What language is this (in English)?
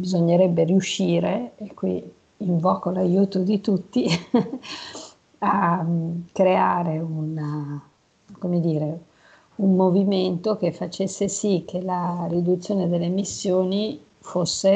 Italian